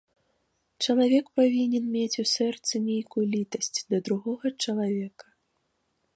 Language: Belarusian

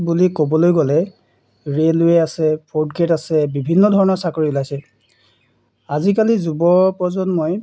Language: Assamese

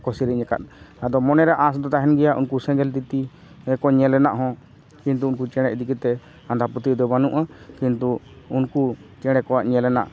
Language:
Santali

